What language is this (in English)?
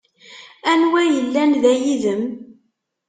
Kabyle